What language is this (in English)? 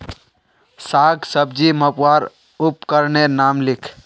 Magahi